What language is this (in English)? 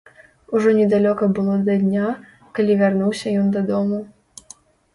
Belarusian